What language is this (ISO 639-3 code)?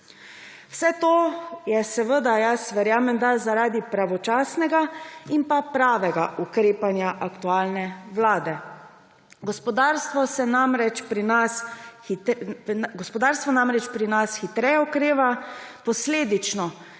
slv